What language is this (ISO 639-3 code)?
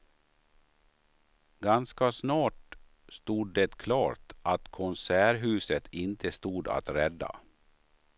swe